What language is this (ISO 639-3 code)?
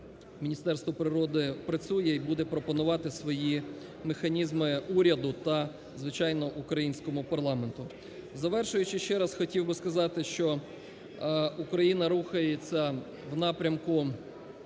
ukr